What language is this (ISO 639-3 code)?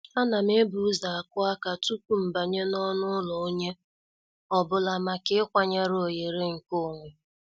ibo